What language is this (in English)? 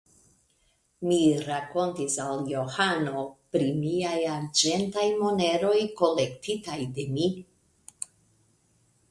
Esperanto